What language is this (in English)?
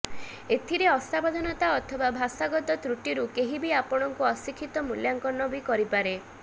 Odia